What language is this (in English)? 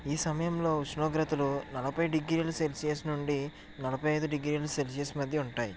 Telugu